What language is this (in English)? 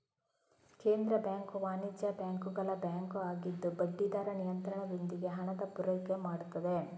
Kannada